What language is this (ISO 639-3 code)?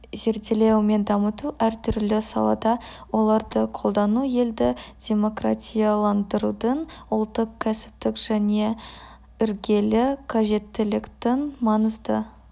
kaz